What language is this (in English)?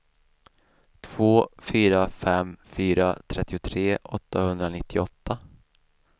Swedish